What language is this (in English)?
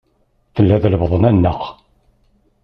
Kabyle